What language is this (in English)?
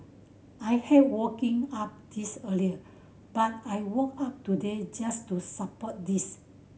English